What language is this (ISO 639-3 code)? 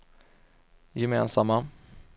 swe